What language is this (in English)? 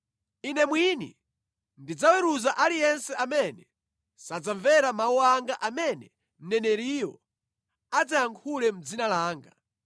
Nyanja